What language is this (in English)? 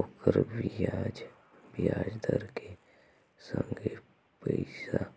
Chhattisgarhi